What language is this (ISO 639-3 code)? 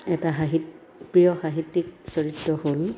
asm